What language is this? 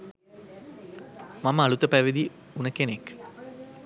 Sinhala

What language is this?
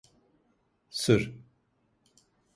Turkish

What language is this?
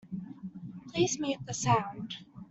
English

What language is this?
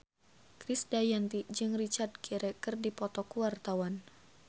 Sundanese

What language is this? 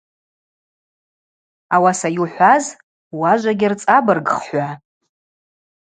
Abaza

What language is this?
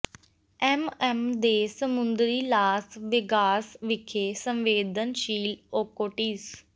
Punjabi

